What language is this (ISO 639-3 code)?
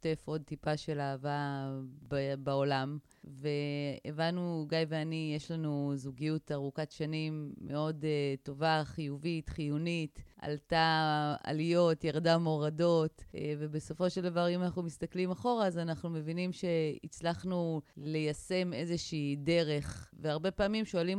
heb